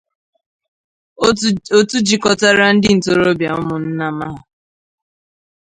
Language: Igbo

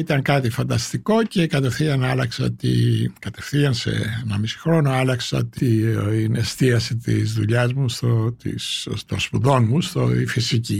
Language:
Greek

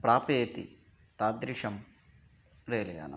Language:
Sanskrit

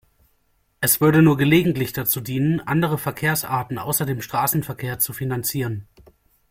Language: German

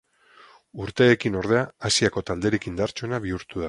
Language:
Basque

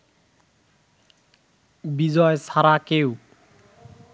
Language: Bangla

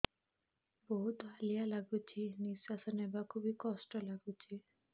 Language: Odia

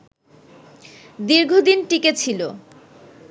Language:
Bangla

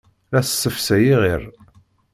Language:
Kabyle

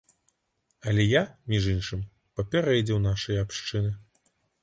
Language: Belarusian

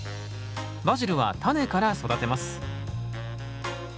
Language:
Japanese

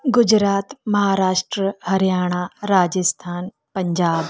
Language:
Sindhi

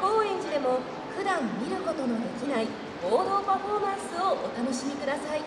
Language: Japanese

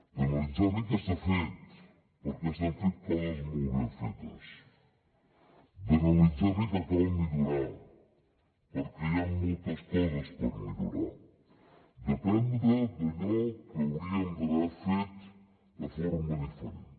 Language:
Catalan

